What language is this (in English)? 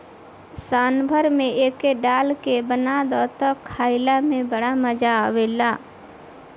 Bhojpuri